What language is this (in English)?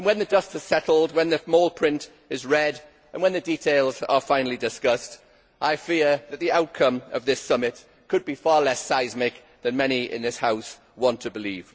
English